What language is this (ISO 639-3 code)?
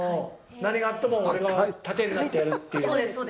jpn